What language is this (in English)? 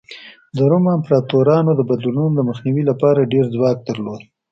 Pashto